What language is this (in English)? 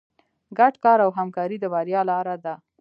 Pashto